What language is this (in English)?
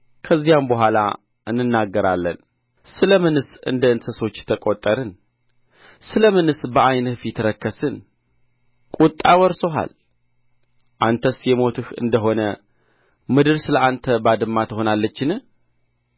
Amharic